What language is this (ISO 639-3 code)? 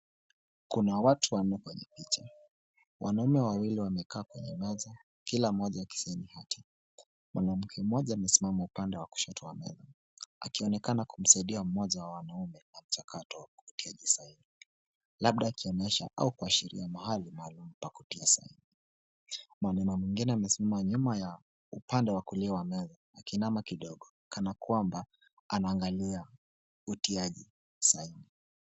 swa